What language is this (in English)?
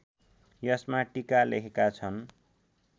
Nepali